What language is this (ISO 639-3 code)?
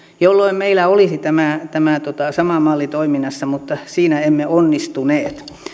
fin